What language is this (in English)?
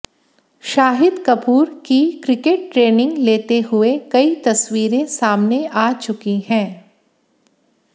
Hindi